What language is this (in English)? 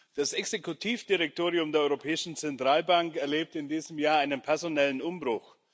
German